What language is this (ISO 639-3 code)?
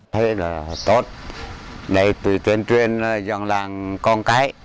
vie